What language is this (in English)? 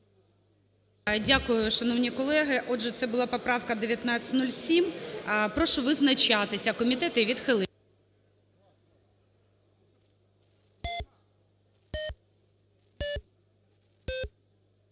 Ukrainian